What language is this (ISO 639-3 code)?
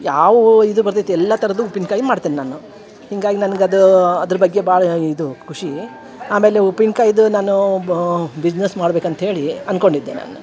kan